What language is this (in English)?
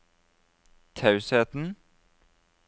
Norwegian